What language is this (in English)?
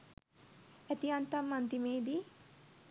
Sinhala